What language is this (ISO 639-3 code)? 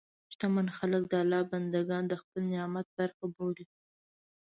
pus